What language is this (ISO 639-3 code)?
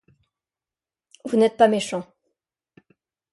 fra